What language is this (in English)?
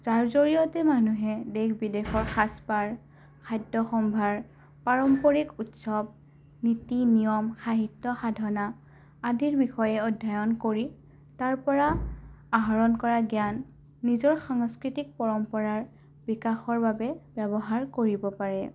Assamese